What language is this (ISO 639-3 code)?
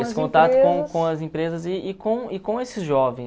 por